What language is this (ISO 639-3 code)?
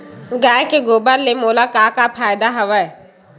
hne